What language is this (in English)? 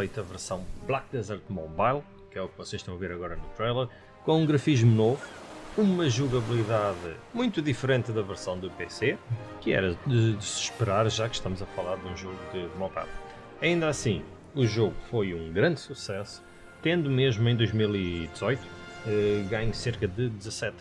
Portuguese